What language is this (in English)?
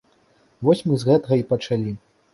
Belarusian